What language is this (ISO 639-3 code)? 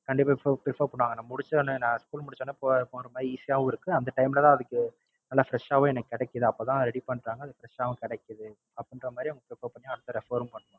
tam